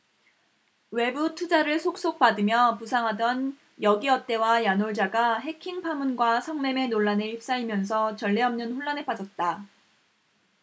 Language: Korean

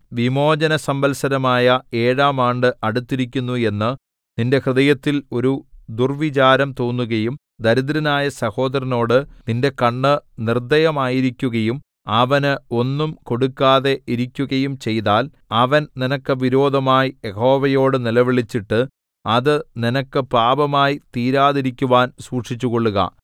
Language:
Malayalam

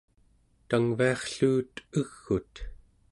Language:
Central Yupik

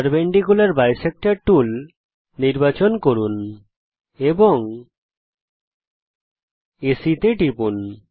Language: Bangla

